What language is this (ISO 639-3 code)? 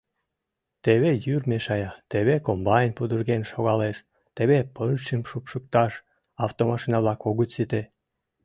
chm